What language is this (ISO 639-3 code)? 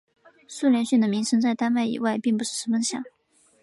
zho